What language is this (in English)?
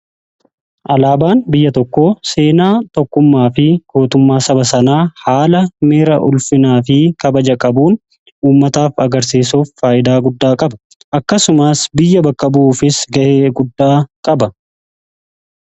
Oromo